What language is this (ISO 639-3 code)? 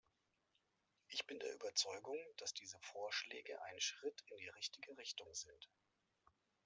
deu